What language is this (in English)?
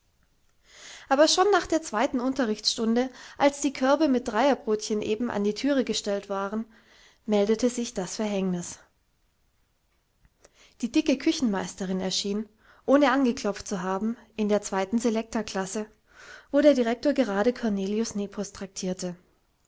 German